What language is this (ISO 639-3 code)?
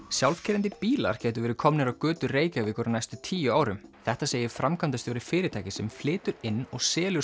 isl